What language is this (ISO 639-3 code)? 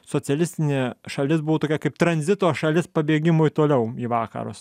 lit